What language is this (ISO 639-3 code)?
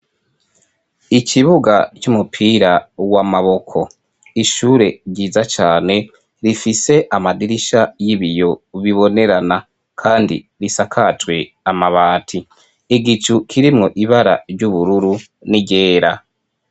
run